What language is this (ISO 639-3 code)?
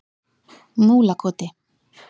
isl